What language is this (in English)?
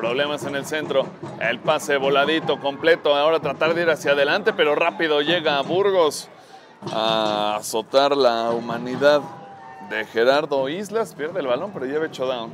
Spanish